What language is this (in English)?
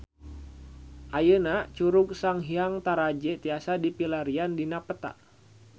Sundanese